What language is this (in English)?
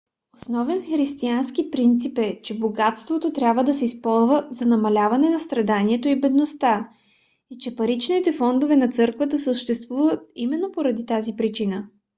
Bulgarian